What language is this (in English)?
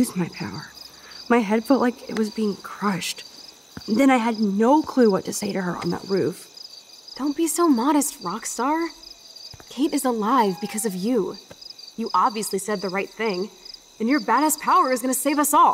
Polish